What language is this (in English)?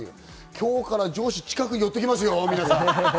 Japanese